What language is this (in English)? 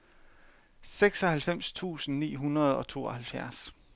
Danish